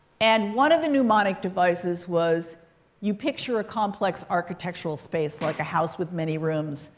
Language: English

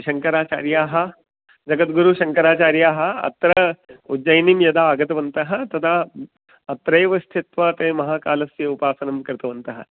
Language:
Sanskrit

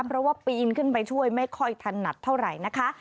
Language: Thai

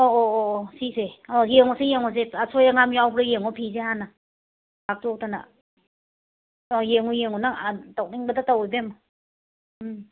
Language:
Manipuri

